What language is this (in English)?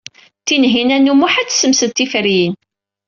Kabyle